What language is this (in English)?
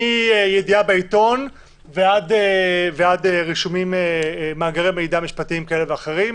Hebrew